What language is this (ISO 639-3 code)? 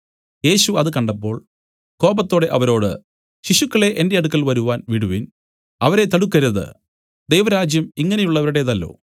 mal